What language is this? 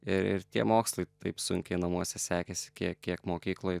Lithuanian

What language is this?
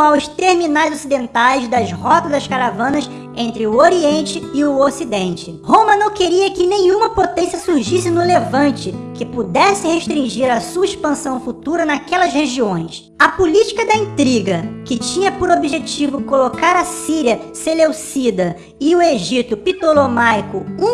Portuguese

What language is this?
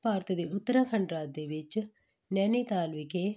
Punjabi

